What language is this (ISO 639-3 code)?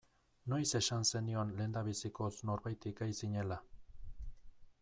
eus